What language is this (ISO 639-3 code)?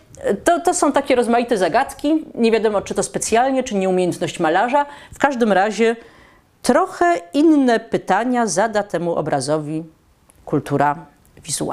pol